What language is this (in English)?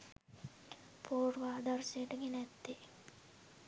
Sinhala